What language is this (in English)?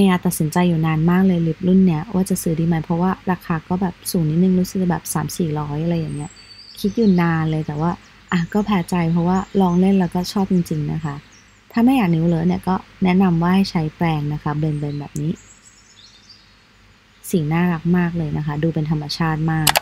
Thai